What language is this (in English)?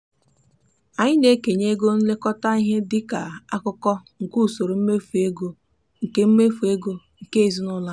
Igbo